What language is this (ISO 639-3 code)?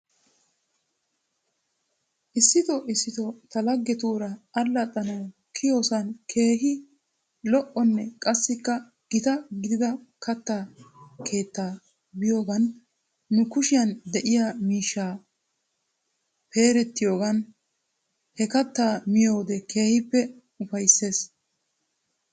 wal